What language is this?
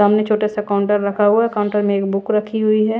Hindi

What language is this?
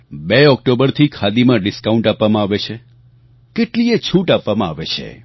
Gujarati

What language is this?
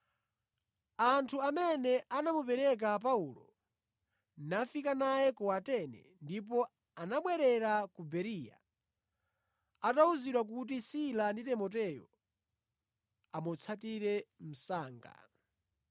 Nyanja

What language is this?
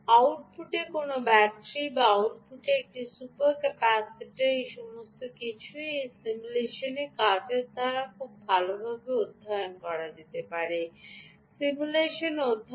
Bangla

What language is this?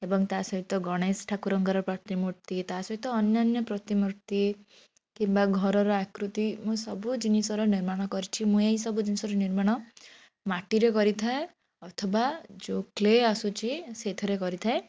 Odia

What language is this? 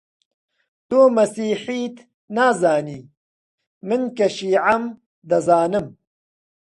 Central Kurdish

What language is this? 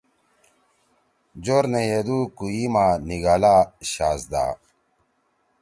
Torwali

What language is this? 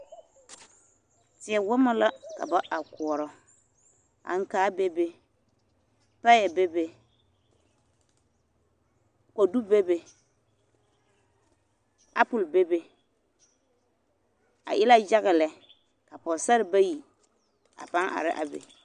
Southern Dagaare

